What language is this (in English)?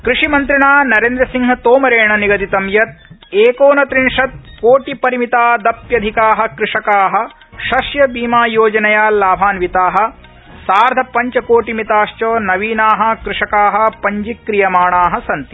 Sanskrit